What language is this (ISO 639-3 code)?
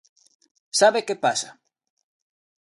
glg